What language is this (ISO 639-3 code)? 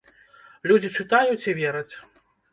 bel